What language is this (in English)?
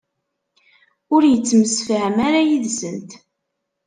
Kabyle